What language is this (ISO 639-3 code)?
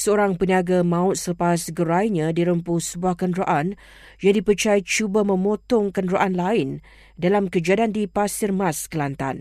msa